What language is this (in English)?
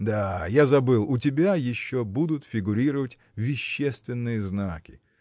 Russian